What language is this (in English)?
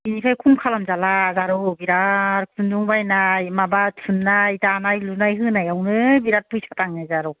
Bodo